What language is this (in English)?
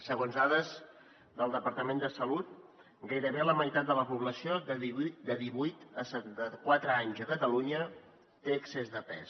Catalan